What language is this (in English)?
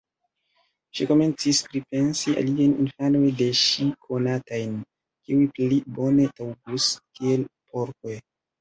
Esperanto